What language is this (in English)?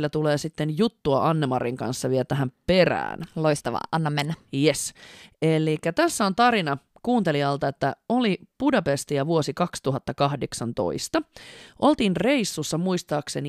Finnish